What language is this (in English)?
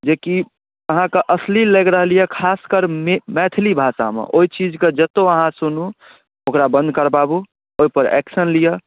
Maithili